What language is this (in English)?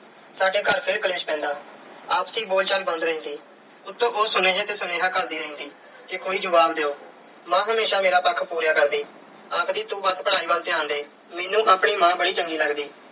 Punjabi